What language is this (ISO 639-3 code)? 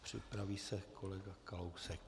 ces